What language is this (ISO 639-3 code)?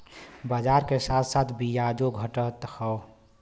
bho